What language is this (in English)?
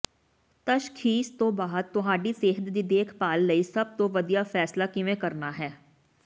Punjabi